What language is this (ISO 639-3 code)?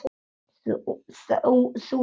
isl